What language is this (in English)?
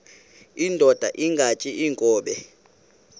Xhosa